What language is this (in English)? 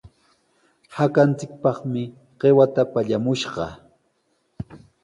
Sihuas Ancash Quechua